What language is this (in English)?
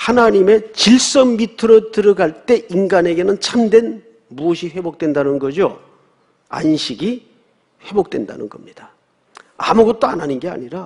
Korean